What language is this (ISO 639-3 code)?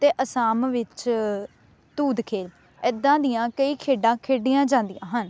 pan